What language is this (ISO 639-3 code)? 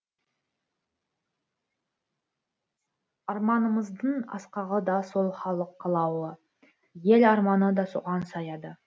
kaz